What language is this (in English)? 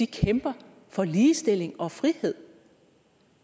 Danish